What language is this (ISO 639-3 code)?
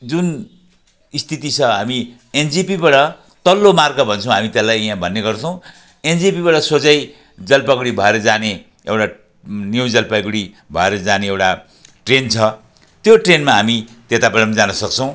nep